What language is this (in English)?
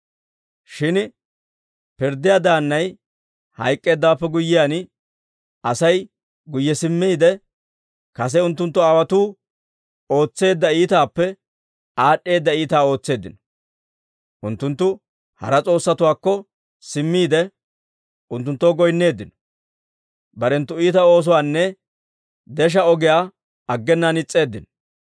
Dawro